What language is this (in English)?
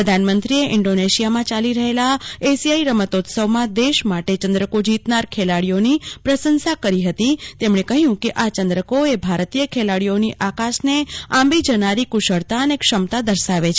Gujarati